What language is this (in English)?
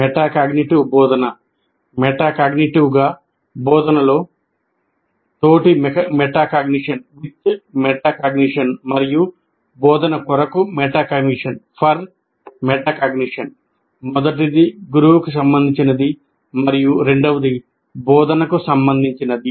Telugu